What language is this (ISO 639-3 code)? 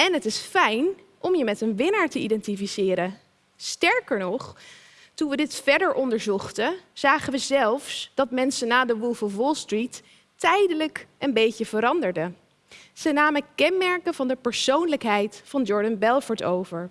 nld